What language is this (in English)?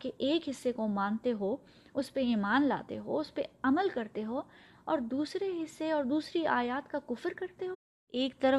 Urdu